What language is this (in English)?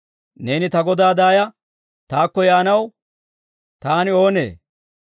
Dawro